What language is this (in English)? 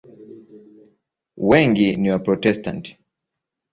Swahili